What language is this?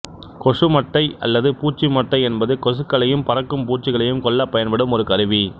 Tamil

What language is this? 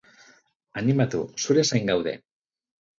Basque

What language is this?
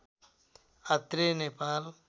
Nepali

